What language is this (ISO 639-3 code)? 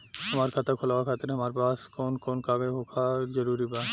bho